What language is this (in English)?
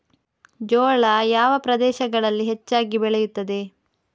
Kannada